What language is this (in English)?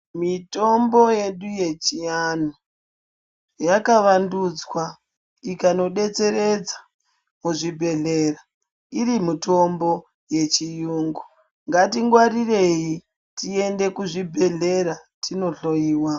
Ndau